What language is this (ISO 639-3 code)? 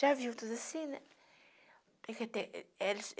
por